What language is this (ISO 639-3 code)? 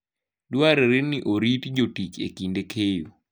luo